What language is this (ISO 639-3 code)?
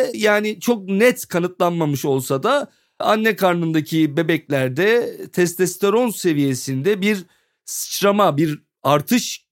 tur